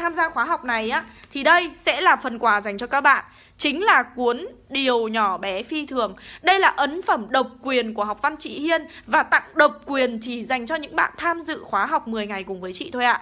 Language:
Vietnamese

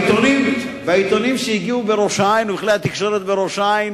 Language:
Hebrew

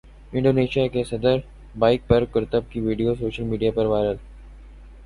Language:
Urdu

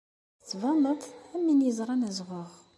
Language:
Kabyle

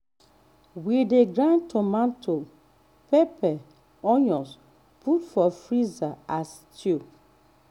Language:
Nigerian Pidgin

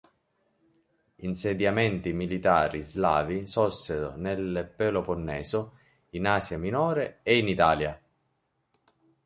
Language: Italian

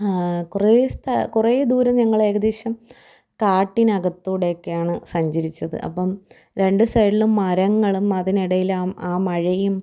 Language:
Malayalam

